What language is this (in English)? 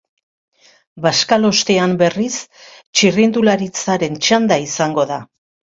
Basque